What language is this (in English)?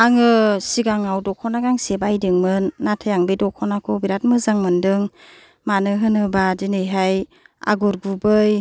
Bodo